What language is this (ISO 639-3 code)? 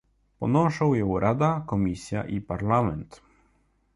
pol